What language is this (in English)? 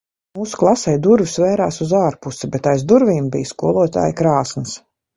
Latvian